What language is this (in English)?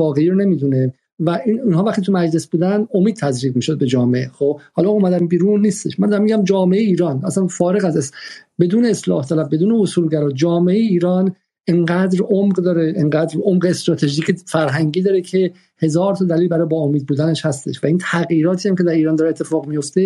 Persian